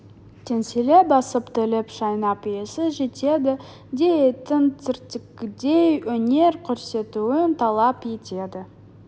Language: Kazakh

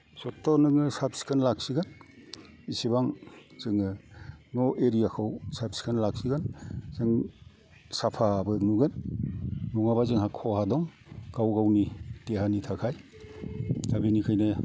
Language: Bodo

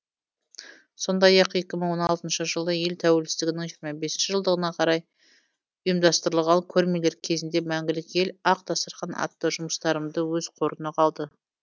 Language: Kazakh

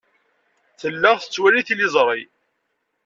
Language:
Kabyle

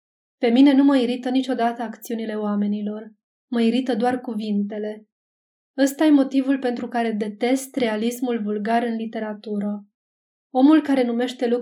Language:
Romanian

